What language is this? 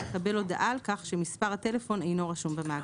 Hebrew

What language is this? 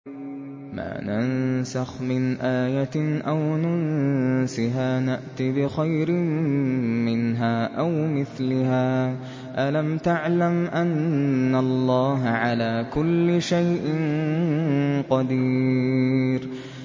Arabic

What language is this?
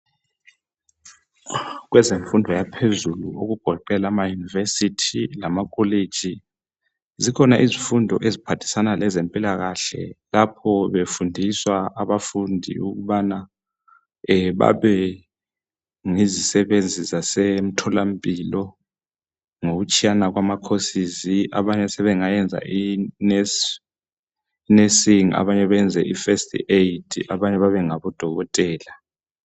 North Ndebele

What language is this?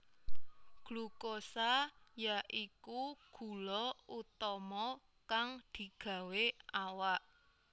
Javanese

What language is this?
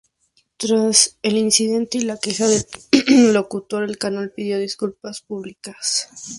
Spanish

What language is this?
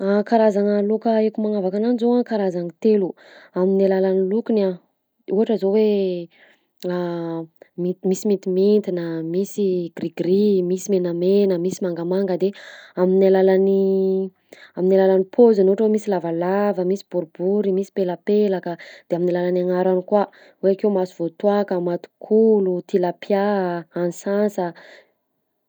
Southern Betsimisaraka Malagasy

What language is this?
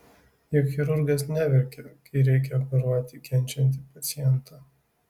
Lithuanian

